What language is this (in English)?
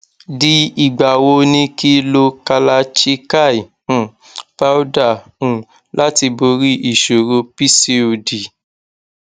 Yoruba